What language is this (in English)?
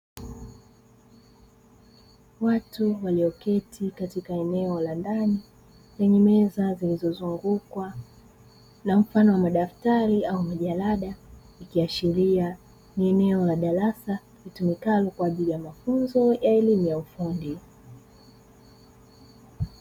Swahili